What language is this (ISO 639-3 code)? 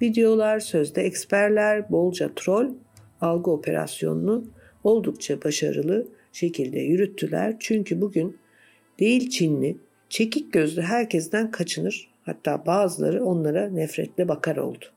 tur